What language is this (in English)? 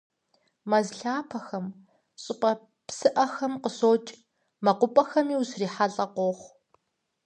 Kabardian